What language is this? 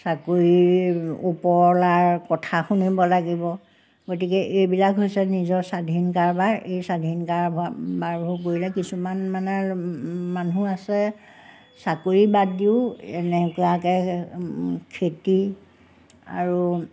Assamese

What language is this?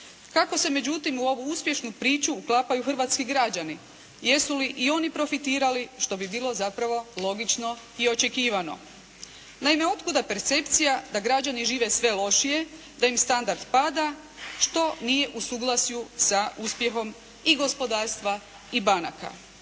Croatian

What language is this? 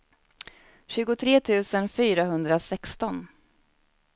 Swedish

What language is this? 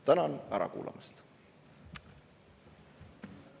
Estonian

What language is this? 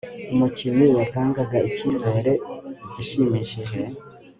Kinyarwanda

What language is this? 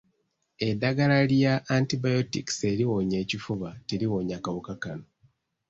Ganda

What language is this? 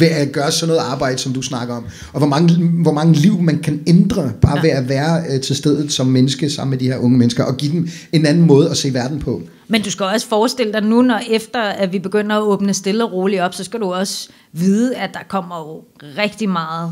Danish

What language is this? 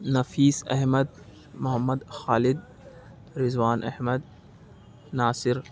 Urdu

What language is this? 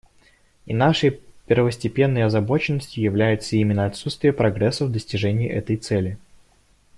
Russian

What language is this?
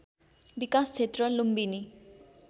Nepali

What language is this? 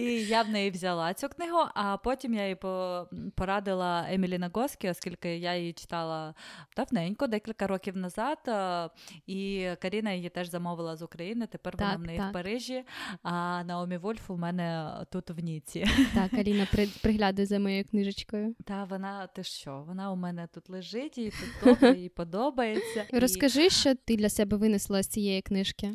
Ukrainian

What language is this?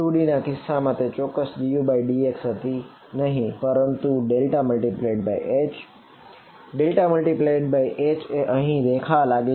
Gujarati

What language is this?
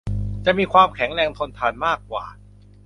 Thai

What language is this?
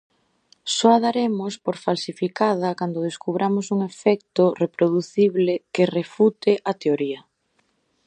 Galician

